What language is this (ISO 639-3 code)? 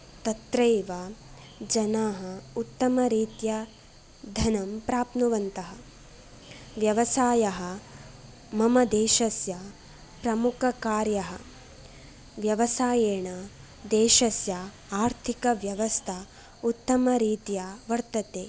san